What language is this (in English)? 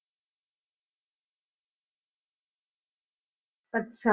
Punjabi